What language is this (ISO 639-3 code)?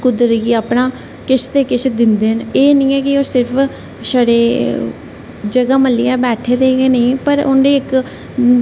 doi